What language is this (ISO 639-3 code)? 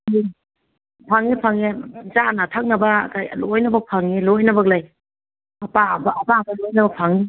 mni